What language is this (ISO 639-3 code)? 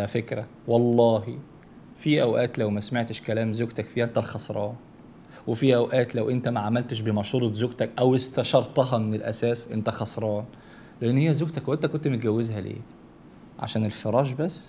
ara